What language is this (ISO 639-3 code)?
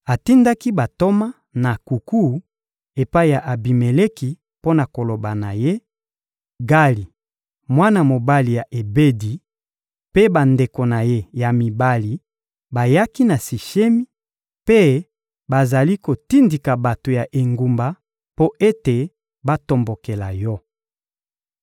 lin